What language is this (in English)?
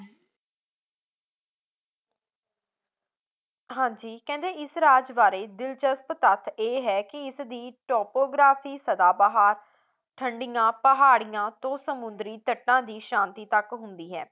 Punjabi